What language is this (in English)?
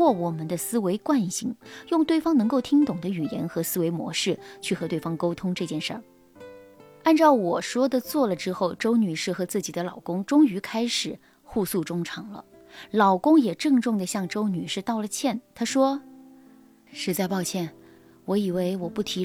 Chinese